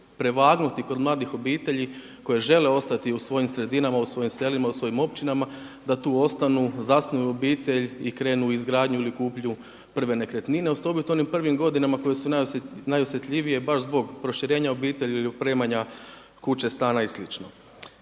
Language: Croatian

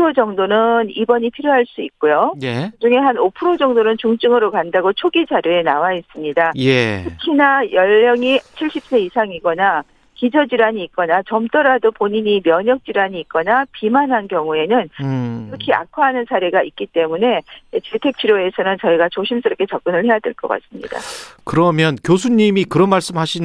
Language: Korean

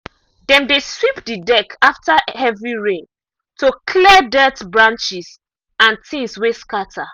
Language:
Nigerian Pidgin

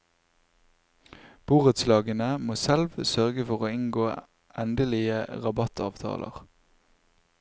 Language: Norwegian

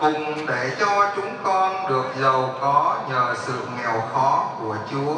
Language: Vietnamese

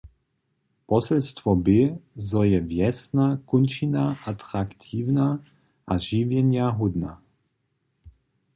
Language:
Upper Sorbian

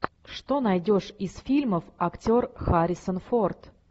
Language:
Russian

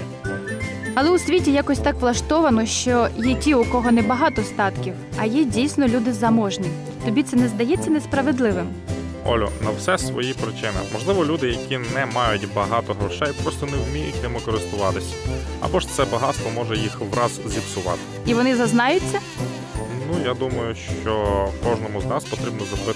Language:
Ukrainian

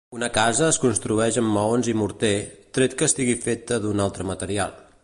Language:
Catalan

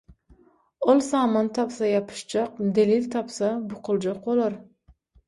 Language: Turkmen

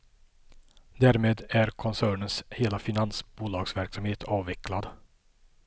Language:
Swedish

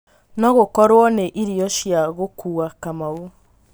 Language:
Kikuyu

